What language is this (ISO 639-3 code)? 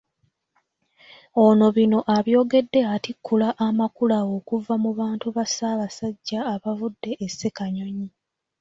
lug